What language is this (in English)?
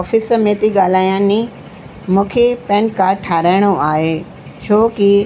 Sindhi